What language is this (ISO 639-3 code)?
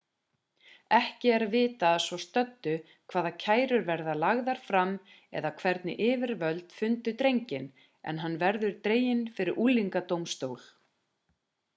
isl